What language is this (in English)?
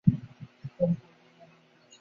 Bangla